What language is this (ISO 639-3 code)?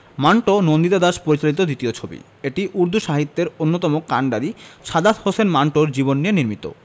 ben